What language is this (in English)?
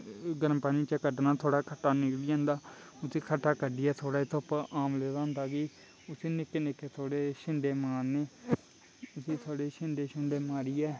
Dogri